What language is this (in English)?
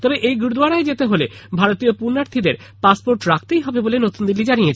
Bangla